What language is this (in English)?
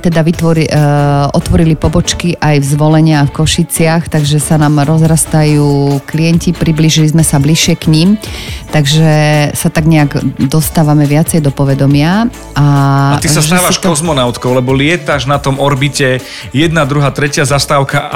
Slovak